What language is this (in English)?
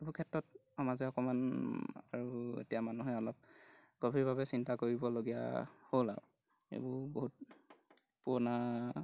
Assamese